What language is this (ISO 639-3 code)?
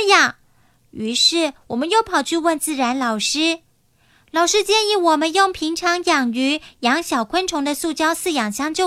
zho